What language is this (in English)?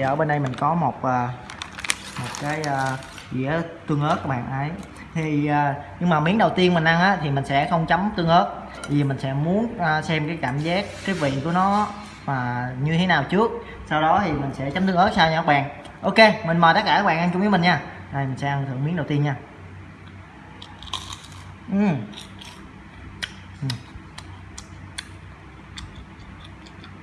Vietnamese